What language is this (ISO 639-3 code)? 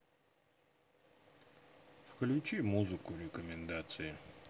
rus